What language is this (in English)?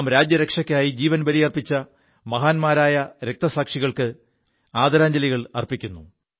Malayalam